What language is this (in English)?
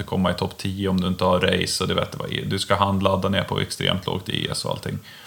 Swedish